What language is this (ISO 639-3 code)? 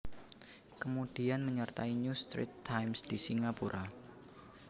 jav